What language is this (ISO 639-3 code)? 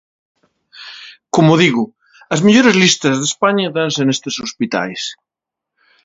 glg